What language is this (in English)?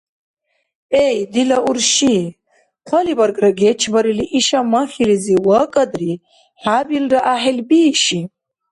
Dargwa